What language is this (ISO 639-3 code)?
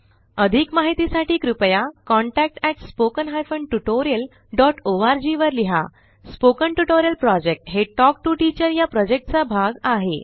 mar